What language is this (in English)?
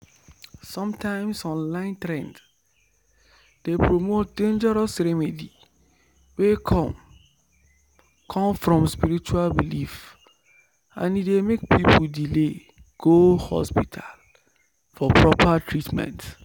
Nigerian Pidgin